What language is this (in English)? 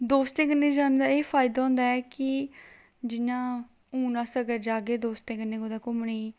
Dogri